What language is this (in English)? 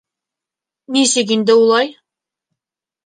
Bashkir